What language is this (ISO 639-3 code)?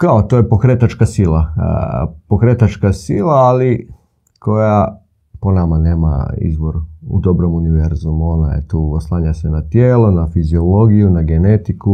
hrv